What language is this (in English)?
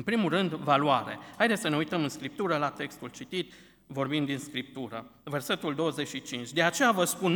Romanian